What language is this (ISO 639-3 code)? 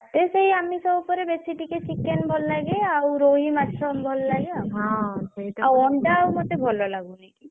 ori